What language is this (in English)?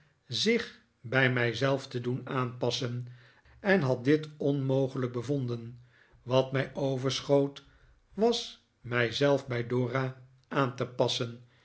Dutch